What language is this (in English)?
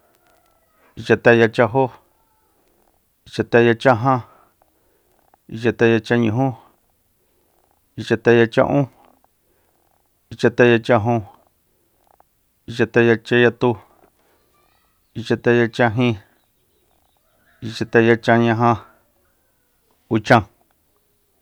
Soyaltepec Mazatec